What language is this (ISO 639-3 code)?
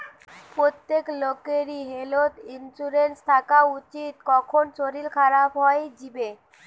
ben